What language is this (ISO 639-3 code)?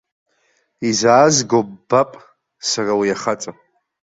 abk